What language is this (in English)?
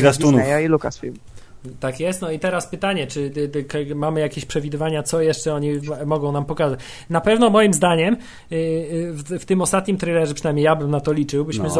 Polish